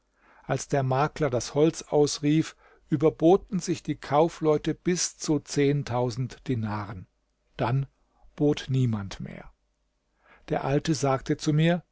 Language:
German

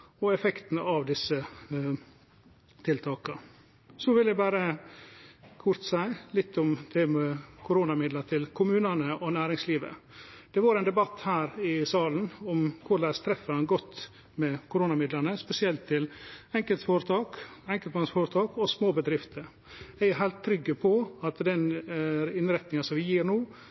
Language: Norwegian Nynorsk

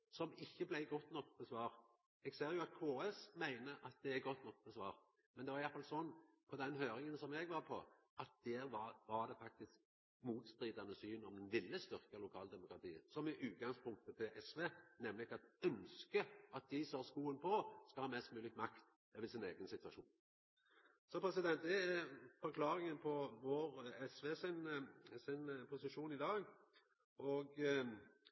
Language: Norwegian Nynorsk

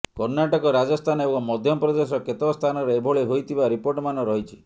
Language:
Odia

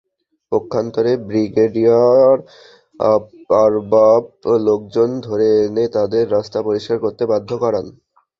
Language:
Bangla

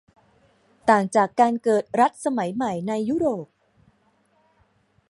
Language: Thai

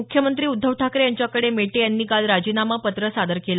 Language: Marathi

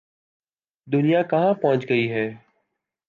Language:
Urdu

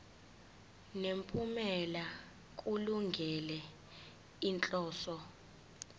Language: Zulu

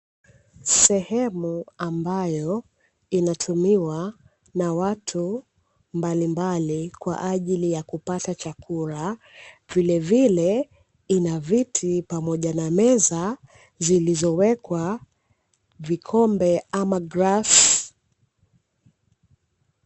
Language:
Swahili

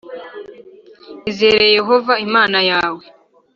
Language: Kinyarwanda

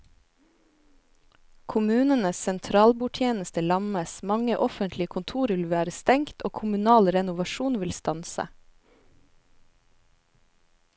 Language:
Norwegian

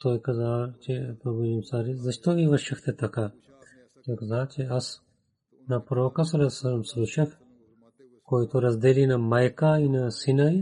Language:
Bulgarian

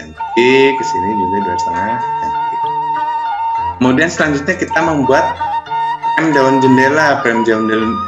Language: Indonesian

